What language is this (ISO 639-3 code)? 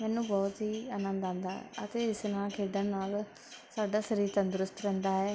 pan